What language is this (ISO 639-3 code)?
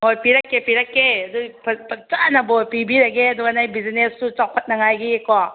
mni